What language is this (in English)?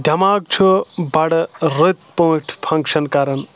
Kashmiri